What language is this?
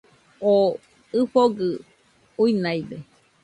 Nüpode Huitoto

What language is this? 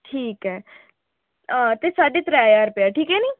Dogri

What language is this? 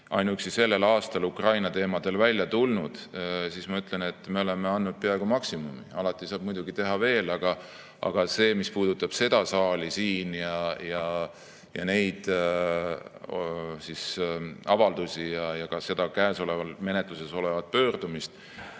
Estonian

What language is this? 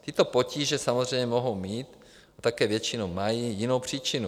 Czech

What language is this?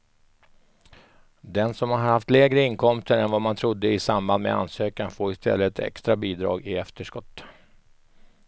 Swedish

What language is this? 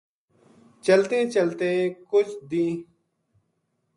Gujari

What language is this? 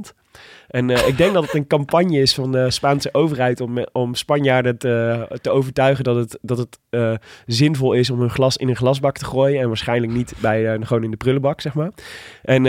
Dutch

